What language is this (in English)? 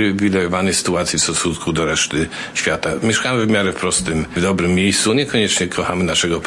Polish